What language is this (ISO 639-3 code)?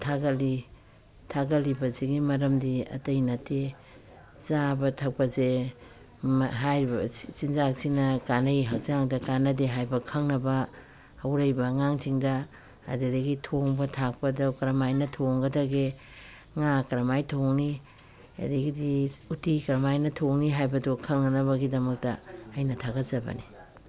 mni